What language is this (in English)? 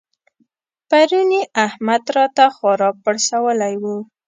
Pashto